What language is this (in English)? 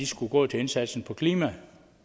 Danish